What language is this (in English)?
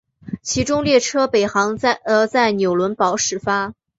Chinese